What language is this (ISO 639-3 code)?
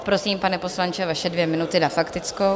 ces